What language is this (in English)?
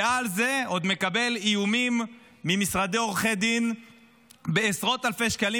Hebrew